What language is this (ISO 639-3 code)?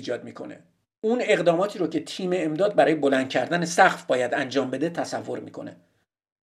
fas